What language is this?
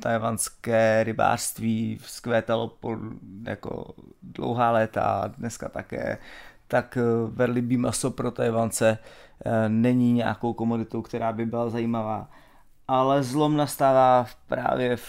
Czech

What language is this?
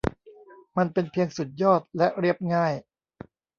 Thai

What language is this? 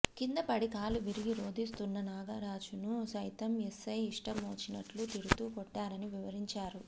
Telugu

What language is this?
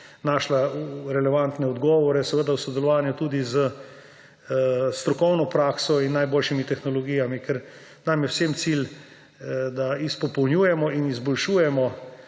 Slovenian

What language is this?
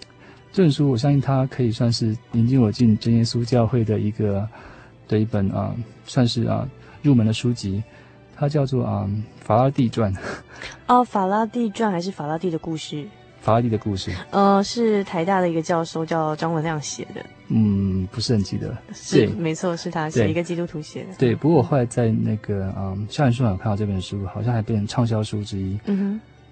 Chinese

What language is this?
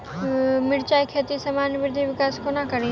Maithili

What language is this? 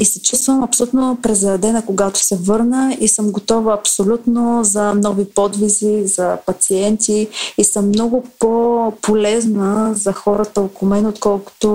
Bulgarian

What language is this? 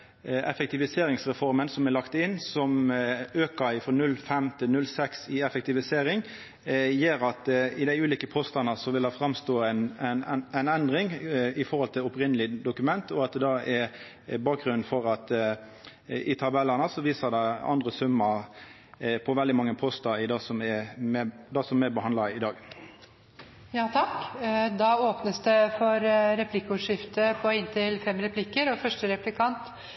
Norwegian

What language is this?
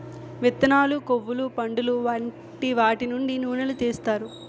Telugu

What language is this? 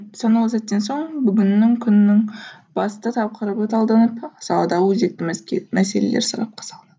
Kazakh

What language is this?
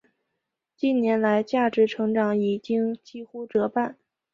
Chinese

